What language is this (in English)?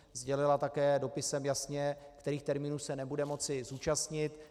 Czech